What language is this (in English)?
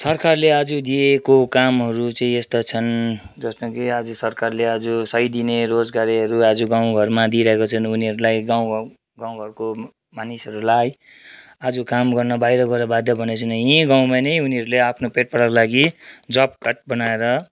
Nepali